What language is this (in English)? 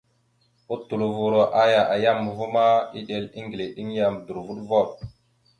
Mada (Cameroon)